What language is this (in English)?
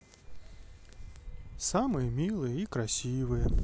Russian